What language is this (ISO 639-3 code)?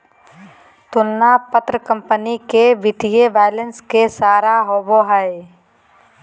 mag